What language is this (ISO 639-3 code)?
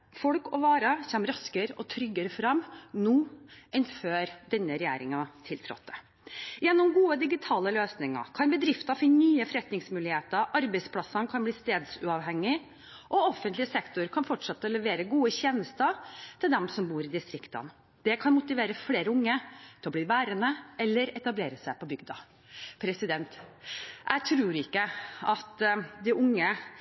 nob